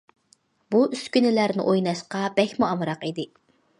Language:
Uyghur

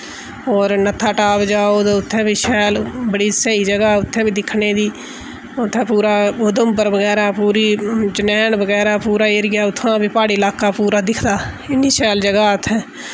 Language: Dogri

